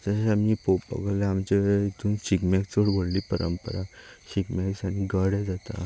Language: Konkani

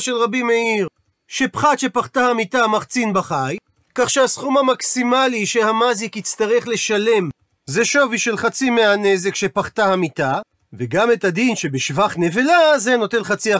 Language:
Hebrew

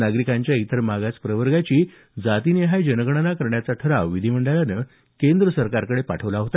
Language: Marathi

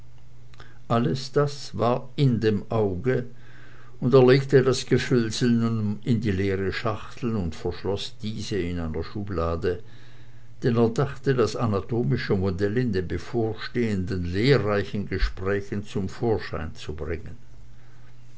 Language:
German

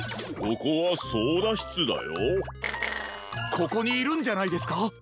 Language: Japanese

